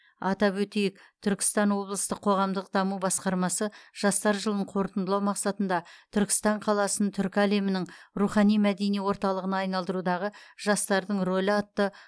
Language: Kazakh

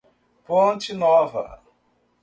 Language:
Portuguese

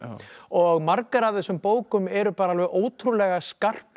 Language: Icelandic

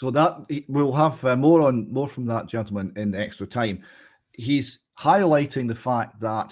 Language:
English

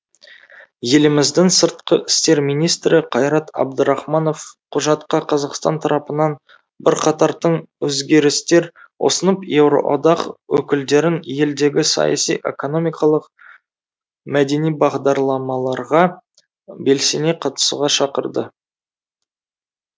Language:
Kazakh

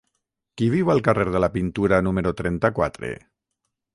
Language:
Catalan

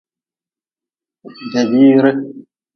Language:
Nawdm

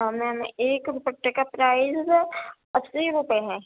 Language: Urdu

